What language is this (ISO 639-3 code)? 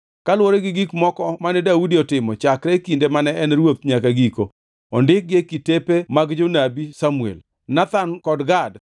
luo